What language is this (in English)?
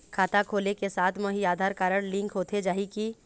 Chhattisgarhi